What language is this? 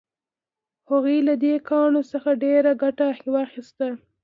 Pashto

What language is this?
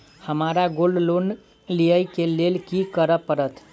Maithili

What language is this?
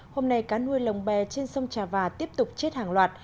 Vietnamese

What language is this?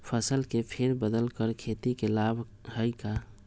Magahi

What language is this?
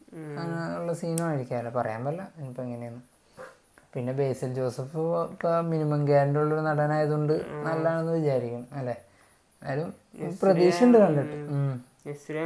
Malayalam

